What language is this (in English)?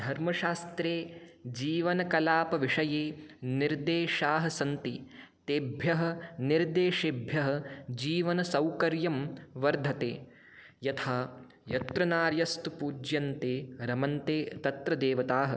Sanskrit